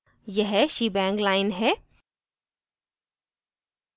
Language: Hindi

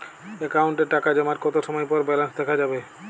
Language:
Bangla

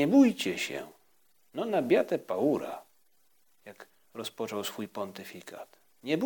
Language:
Polish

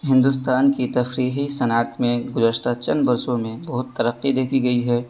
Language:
Urdu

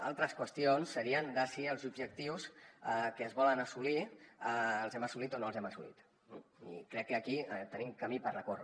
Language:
Catalan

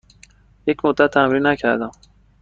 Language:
Persian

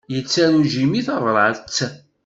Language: Kabyle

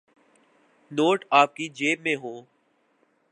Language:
Urdu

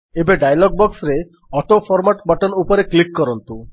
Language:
Odia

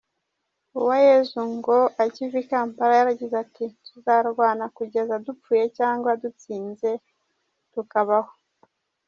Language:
Kinyarwanda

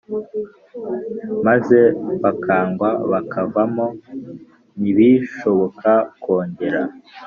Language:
Kinyarwanda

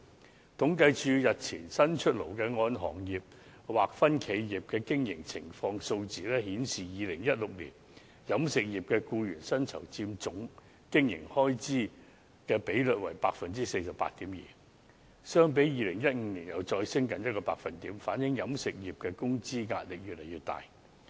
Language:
Cantonese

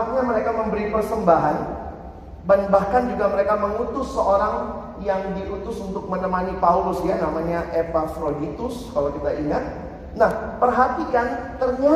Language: Indonesian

